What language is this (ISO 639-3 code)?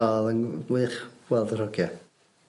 cym